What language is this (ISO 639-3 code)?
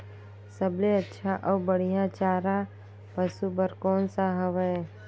hne